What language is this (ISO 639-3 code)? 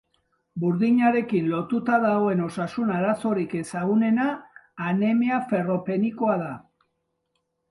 eus